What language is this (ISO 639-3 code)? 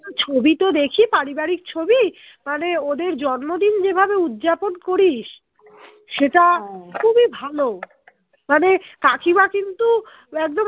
ben